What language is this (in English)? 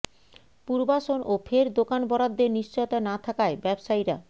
Bangla